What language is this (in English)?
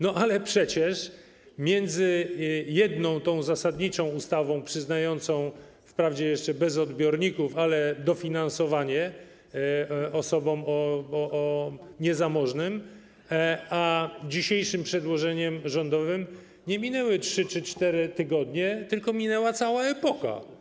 Polish